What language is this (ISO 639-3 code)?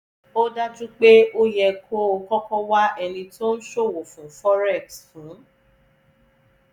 yor